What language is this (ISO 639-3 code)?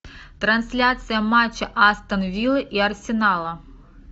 rus